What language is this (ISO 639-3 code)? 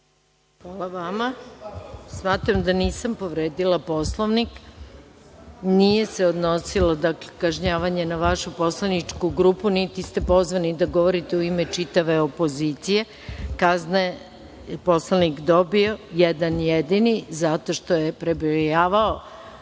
srp